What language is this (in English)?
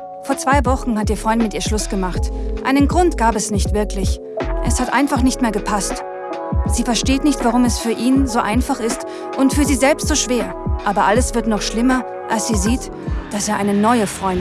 German